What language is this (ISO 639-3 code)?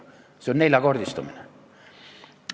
est